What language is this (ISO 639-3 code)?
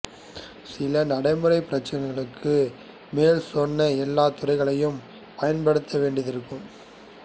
tam